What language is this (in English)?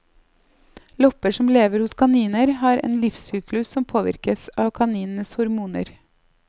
Norwegian